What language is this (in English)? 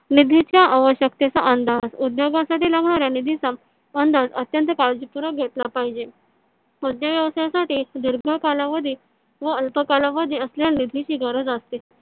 Marathi